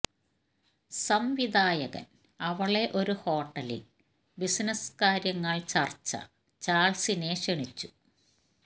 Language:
Malayalam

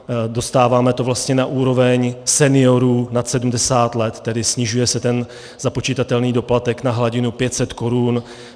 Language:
Czech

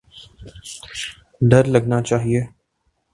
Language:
Urdu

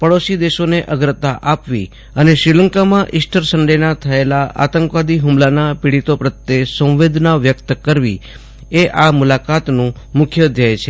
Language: Gujarati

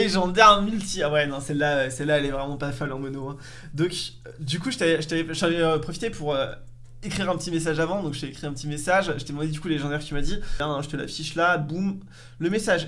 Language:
French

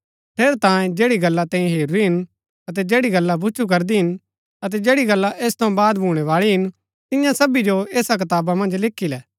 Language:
Gaddi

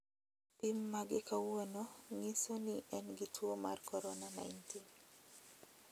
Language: Luo (Kenya and Tanzania)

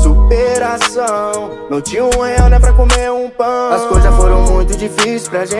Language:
Portuguese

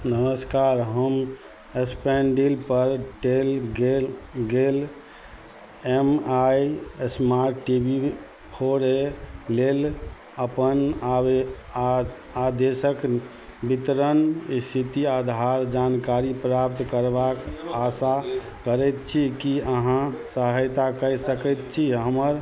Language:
Maithili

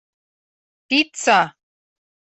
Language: Mari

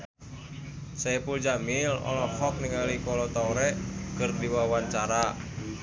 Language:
Sundanese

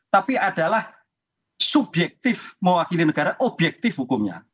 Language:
Indonesian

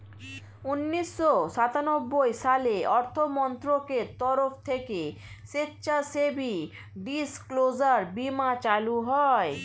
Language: Bangla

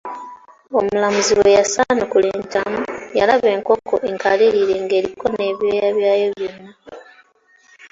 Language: Ganda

